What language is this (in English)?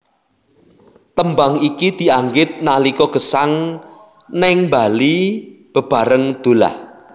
Javanese